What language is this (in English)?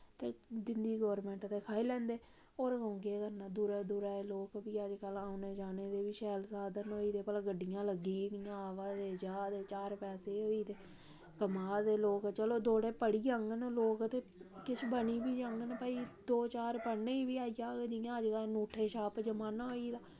Dogri